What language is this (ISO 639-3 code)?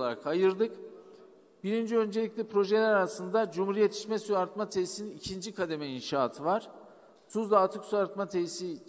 tur